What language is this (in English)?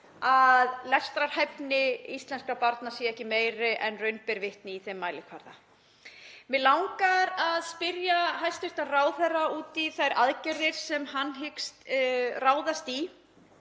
Icelandic